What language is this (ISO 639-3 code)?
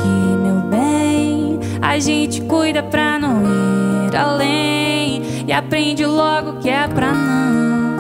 por